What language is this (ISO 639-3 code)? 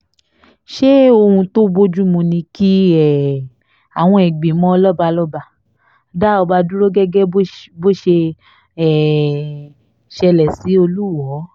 yor